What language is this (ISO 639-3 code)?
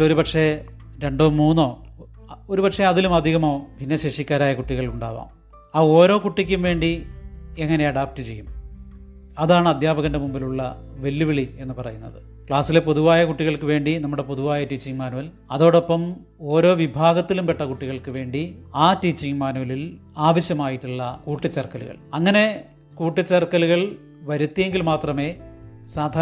mal